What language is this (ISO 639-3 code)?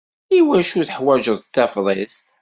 kab